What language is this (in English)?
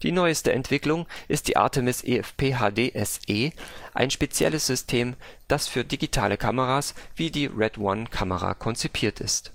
German